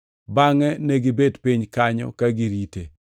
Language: Luo (Kenya and Tanzania)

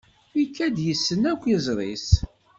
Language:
Kabyle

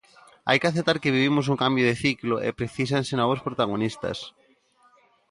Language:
Galician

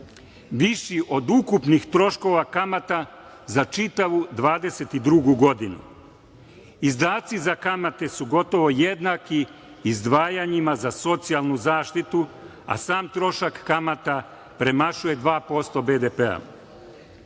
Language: Serbian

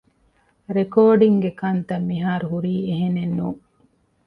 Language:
Divehi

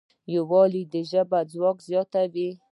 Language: Pashto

